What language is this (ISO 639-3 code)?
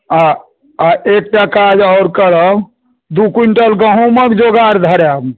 mai